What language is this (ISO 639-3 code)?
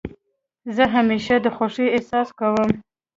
pus